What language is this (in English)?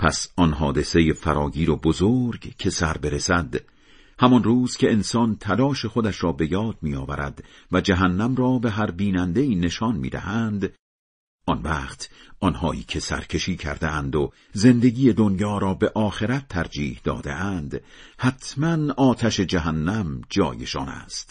Persian